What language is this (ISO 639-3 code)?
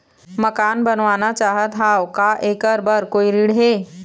hne